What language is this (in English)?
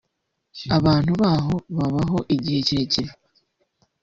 Kinyarwanda